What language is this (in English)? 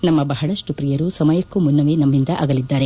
Kannada